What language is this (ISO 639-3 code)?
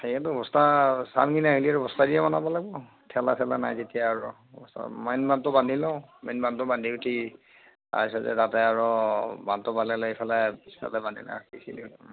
asm